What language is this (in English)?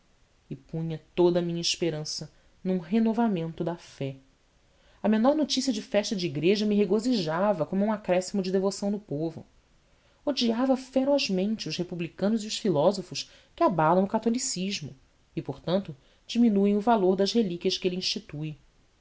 Portuguese